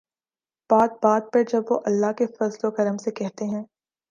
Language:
Urdu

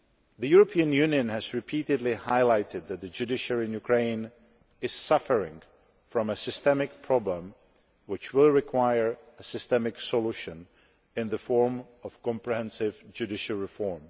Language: English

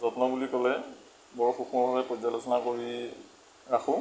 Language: Assamese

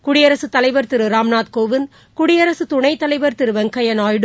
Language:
Tamil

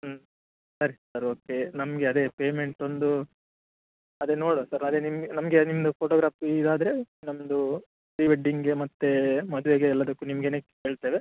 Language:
Kannada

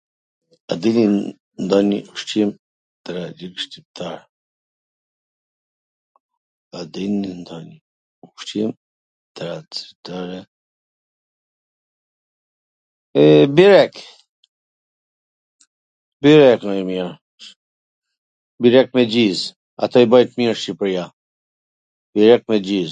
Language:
Gheg Albanian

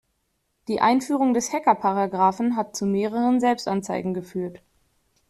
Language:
German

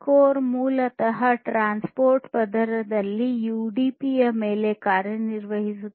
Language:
Kannada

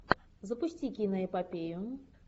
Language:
Russian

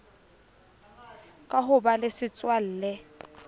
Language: Southern Sotho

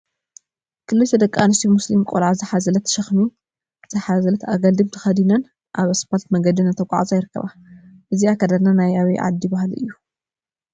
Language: Tigrinya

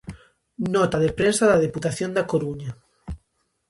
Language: Galician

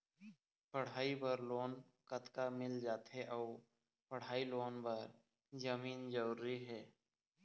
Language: Chhattisgarhi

